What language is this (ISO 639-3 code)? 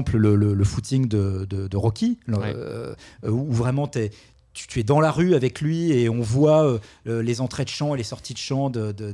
fra